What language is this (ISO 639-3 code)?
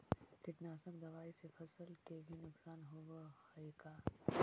mag